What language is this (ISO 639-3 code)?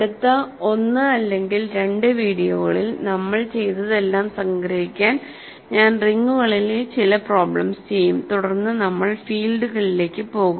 mal